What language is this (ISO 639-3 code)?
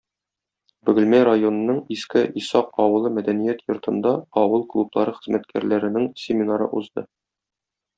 tat